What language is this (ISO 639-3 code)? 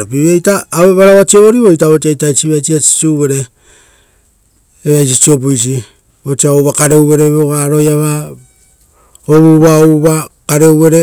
roo